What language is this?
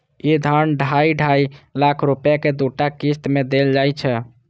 Maithili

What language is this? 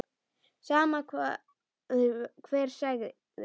Icelandic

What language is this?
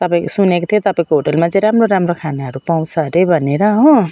Nepali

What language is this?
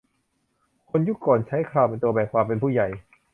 Thai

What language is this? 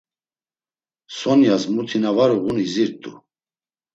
Laz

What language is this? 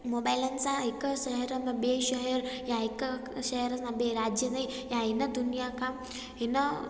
Sindhi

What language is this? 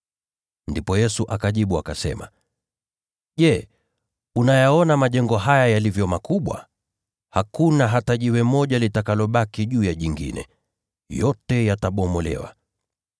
Swahili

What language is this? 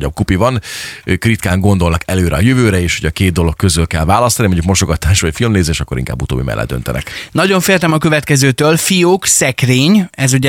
Hungarian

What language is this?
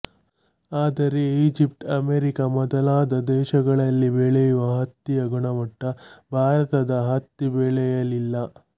Kannada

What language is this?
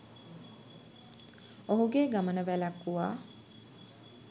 Sinhala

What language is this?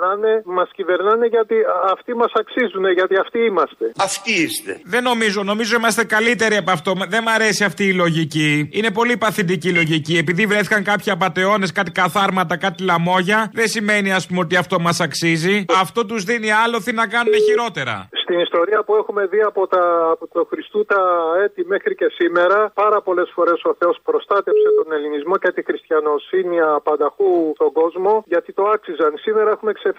Greek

